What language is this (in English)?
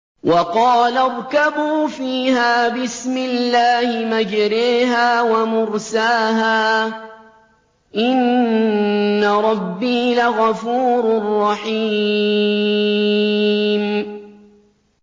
Arabic